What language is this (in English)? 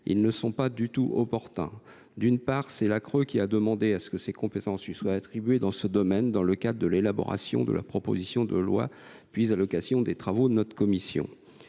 French